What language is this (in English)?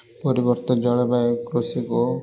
Odia